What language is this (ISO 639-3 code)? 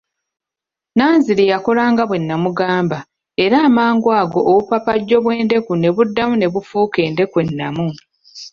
lug